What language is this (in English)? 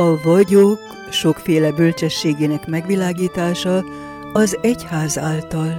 Hungarian